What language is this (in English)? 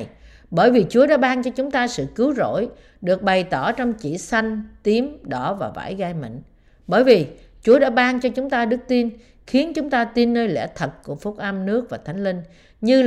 Vietnamese